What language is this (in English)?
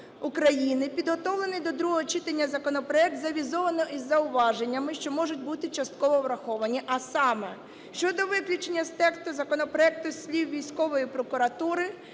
Ukrainian